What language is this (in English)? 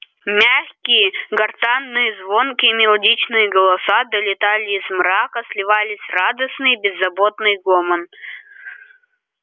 Russian